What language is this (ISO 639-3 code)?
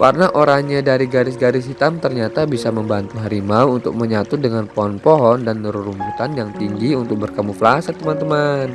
ind